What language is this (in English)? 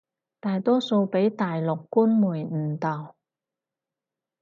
Cantonese